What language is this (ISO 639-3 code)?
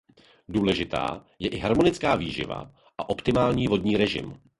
ces